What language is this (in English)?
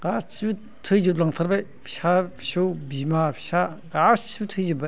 Bodo